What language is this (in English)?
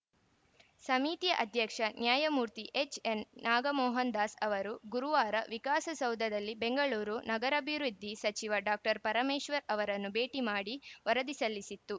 Kannada